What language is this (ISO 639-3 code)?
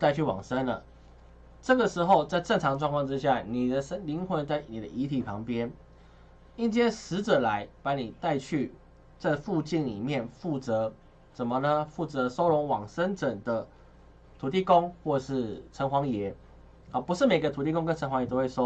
zho